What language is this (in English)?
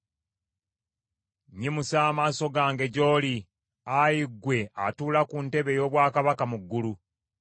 Ganda